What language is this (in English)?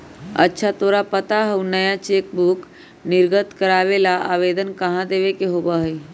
Magahi